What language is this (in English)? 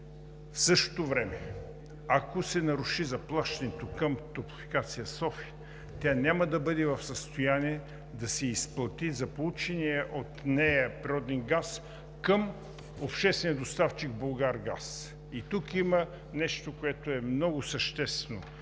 Bulgarian